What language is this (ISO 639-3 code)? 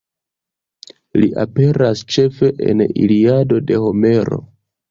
epo